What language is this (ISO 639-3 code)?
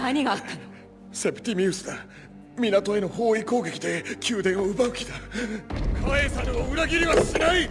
jpn